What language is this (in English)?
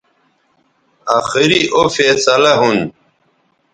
Bateri